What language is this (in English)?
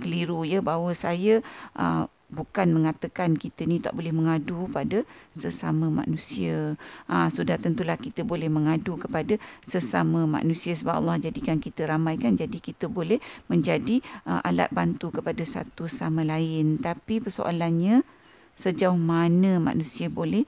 Malay